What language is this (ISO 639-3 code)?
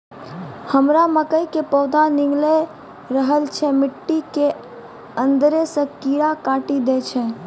mai